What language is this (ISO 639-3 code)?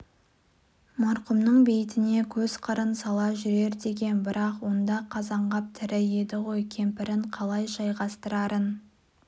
kaz